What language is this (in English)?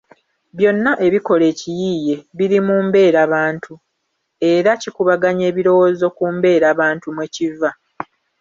Ganda